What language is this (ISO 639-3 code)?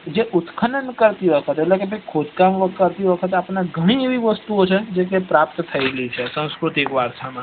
guj